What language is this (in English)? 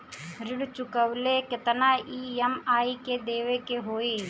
Bhojpuri